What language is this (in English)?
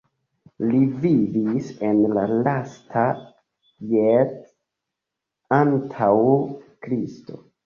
Esperanto